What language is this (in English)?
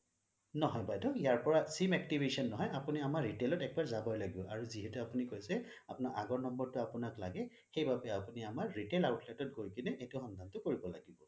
Assamese